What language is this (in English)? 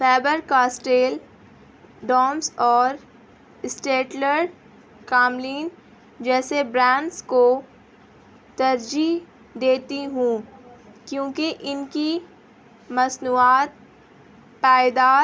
Urdu